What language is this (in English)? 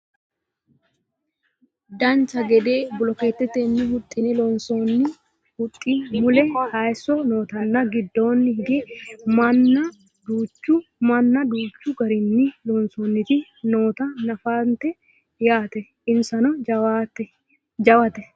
Sidamo